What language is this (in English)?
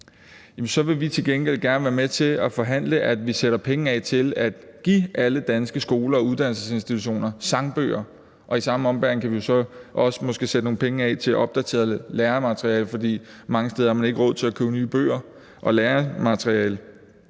Danish